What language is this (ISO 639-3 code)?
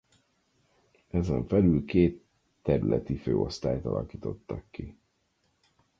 hun